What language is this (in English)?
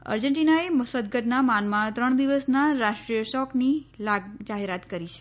Gujarati